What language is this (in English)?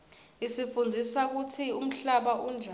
Swati